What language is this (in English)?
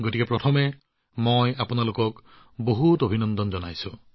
Assamese